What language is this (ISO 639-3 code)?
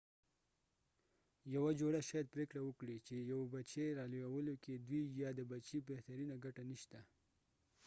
pus